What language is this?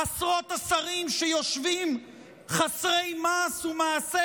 Hebrew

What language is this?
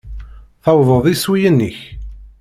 Kabyle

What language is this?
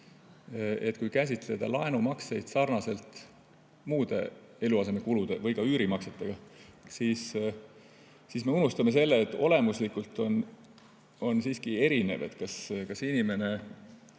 Estonian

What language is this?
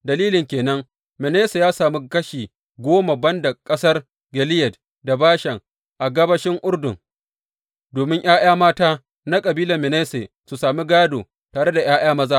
Hausa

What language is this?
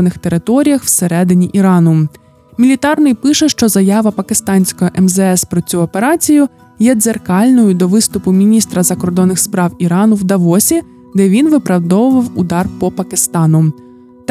Ukrainian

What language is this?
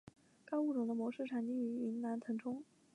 Chinese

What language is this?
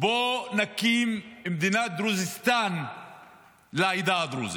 Hebrew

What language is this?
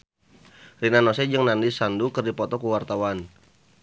Sundanese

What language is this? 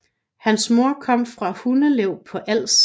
Danish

